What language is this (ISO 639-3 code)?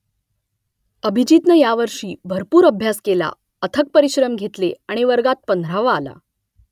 mar